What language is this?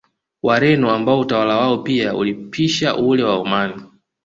Swahili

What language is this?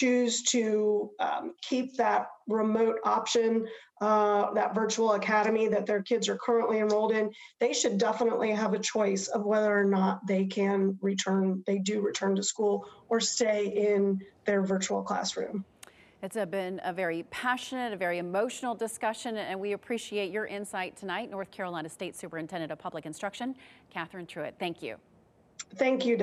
English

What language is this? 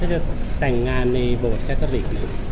Thai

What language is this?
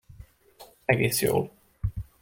Hungarian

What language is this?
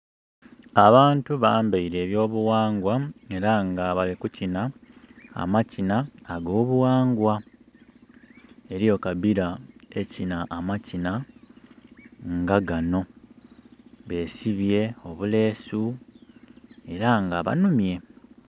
Soga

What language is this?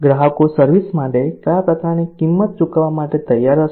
Gujarati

